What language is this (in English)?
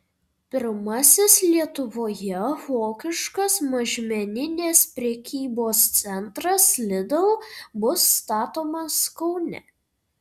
Lithuanian